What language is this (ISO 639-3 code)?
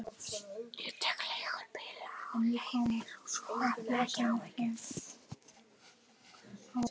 isl